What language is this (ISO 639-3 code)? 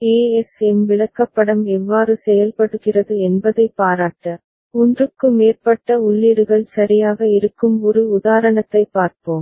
tam